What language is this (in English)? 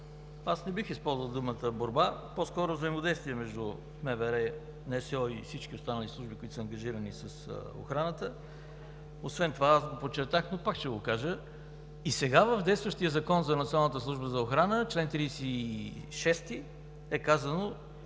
Bulgarian